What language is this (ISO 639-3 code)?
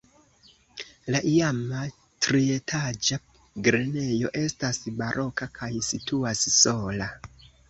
epo